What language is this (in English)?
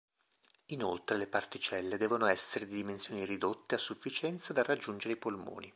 Italian